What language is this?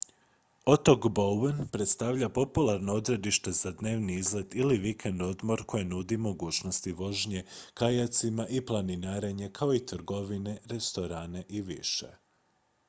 Croatian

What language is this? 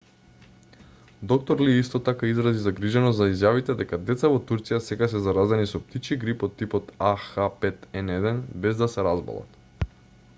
Macedonian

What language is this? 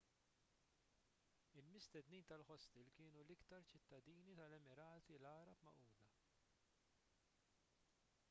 Maltese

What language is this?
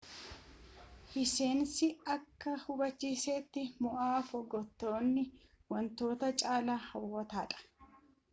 Oromo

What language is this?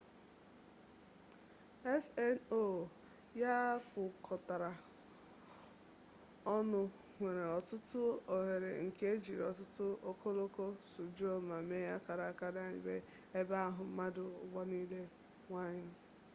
Igbo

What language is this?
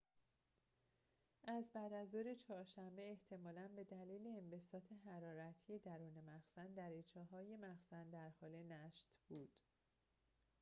Persian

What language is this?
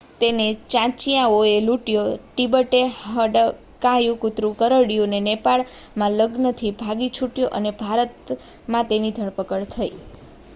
Gujarati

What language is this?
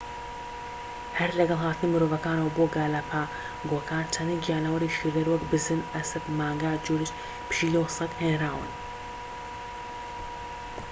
Central Kurdish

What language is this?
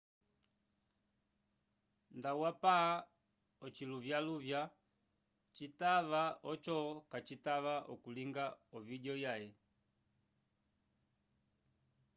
Umbundu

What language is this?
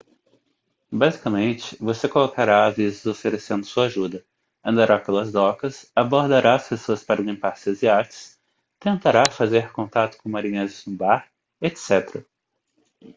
Portuguese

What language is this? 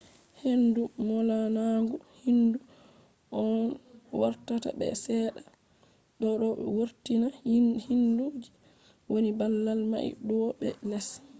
Fula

